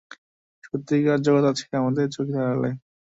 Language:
Bangla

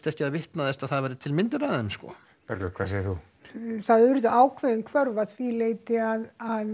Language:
Icelandic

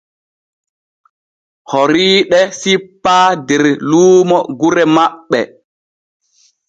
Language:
Borgu Fulfulde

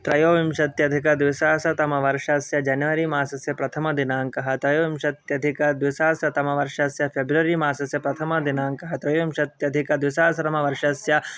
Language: Sanskrit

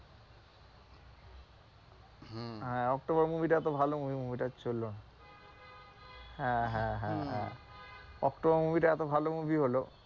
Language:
Bangla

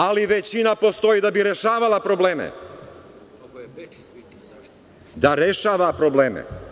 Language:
Serbian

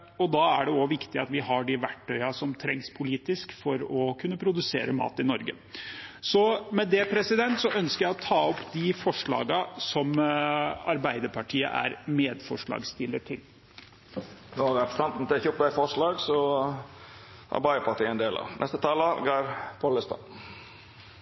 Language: Norwegian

